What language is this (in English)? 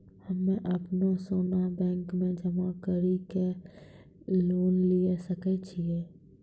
Maithili